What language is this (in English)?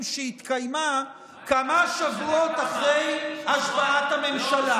Hebrew